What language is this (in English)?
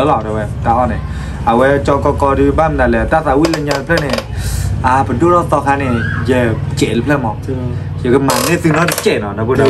Thai